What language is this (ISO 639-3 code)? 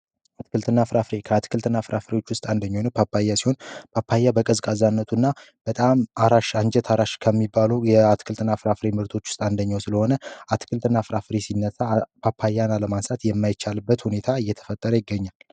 amh